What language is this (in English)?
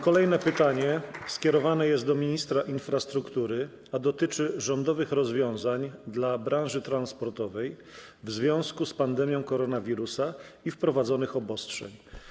Polish